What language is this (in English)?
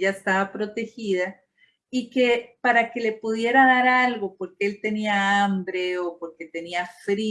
Spanish